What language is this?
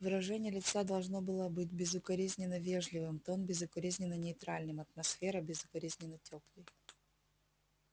Russian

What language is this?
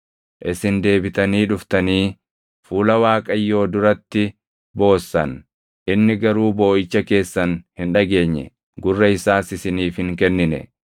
Oromo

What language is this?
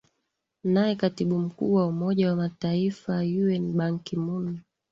Swahili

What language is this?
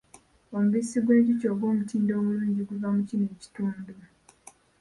Ganda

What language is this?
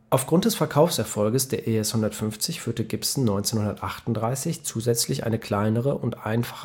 German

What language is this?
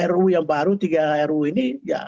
Indonesian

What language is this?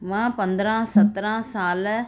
Sindhi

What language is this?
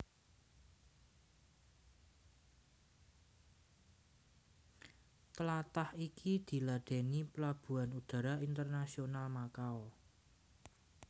Javanese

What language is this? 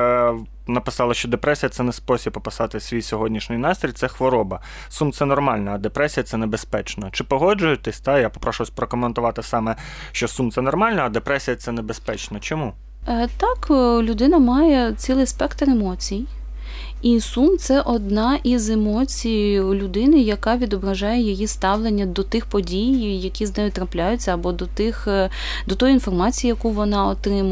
Ukrainian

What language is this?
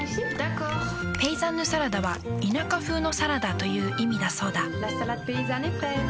Japanese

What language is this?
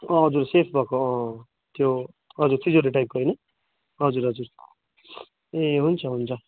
Nepali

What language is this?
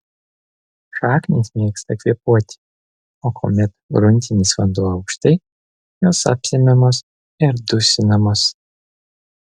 Lithuanian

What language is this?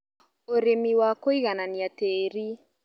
Kikuyu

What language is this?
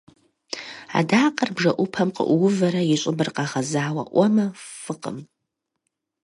Kabardian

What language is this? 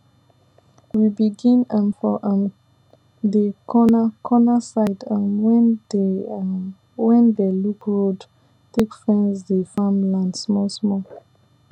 Nigerian Pidgin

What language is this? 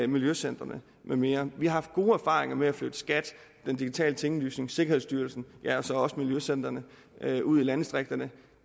Danish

